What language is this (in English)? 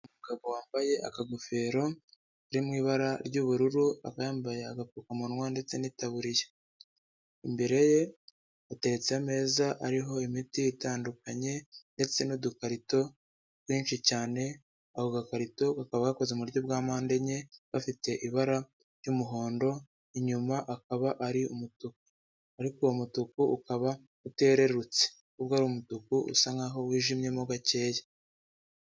Kinyarwanda